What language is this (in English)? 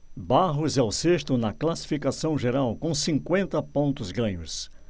Portuguese